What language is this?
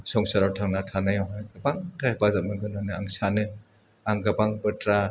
Bodo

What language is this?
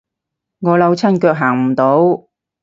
Cantonese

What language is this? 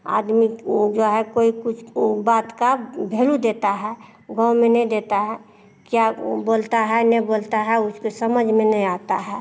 Hindi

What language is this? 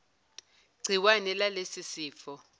Zulu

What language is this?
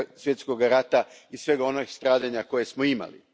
Croatian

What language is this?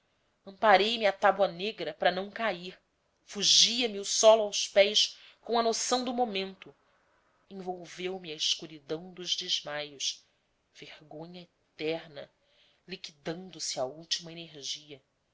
Portuguese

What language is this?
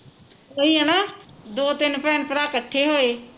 Punjabi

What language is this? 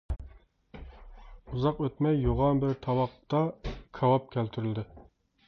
Uyghur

